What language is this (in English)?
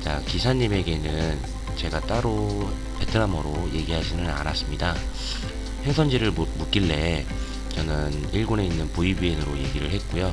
Korean